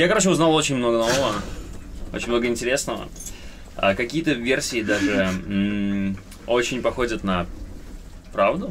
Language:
Russian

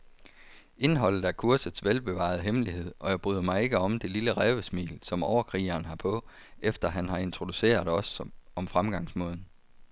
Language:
Danish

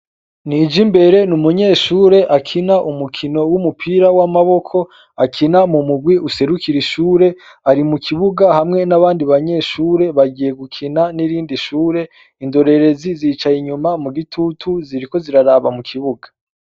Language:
Rundi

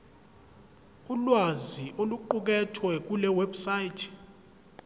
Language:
Zulu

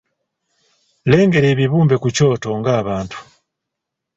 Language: Ganda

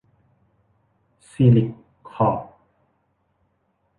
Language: Thai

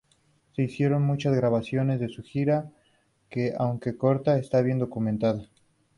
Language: Spanish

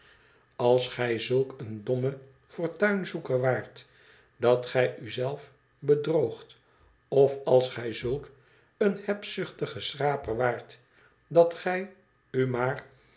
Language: Dutch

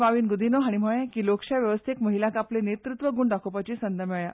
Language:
Konkani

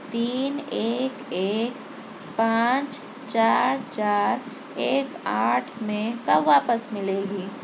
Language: Urdu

